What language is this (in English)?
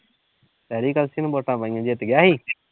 Punjabi